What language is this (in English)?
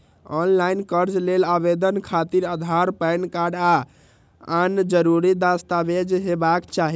Maithili